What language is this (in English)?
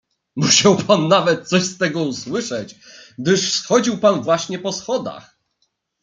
Polish